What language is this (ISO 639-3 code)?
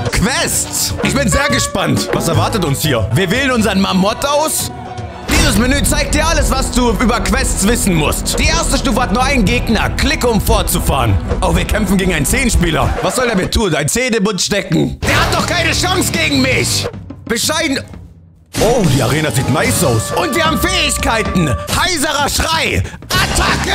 deu